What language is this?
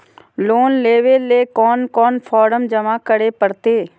Magahi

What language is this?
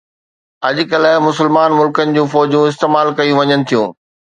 Sindhi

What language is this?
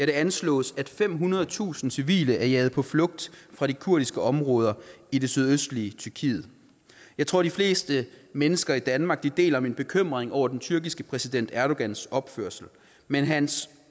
Danish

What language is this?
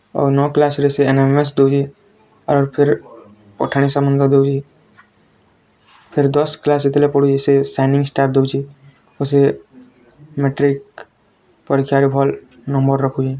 Odia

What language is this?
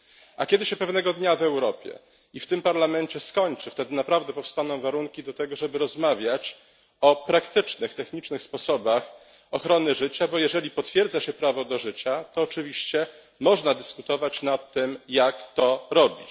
Polish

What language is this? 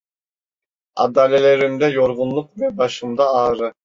Turkish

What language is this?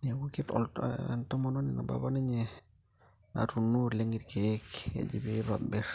Masai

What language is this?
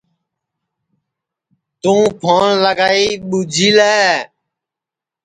Sansi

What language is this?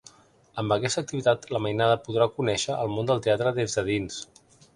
Catalan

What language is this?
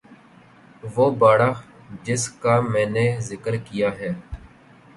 Urdu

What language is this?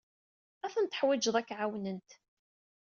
Kabyle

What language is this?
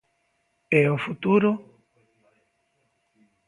Galician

